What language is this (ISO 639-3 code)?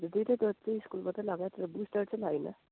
nep